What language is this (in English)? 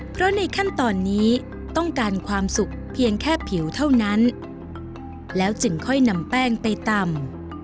Thai